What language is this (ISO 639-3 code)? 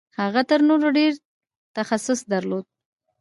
pus